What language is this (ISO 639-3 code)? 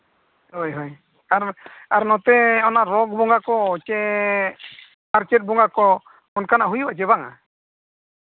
sat